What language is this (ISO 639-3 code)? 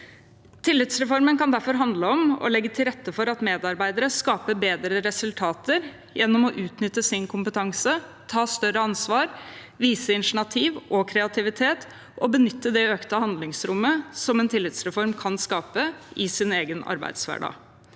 nor